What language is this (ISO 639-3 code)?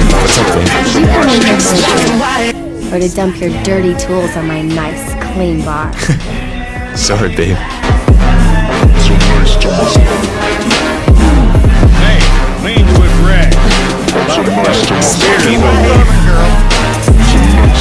eng